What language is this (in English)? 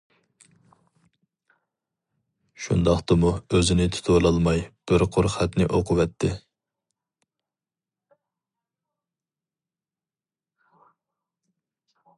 Uyghur